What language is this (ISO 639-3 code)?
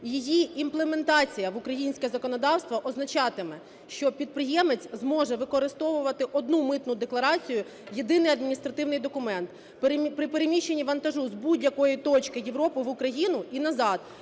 ukr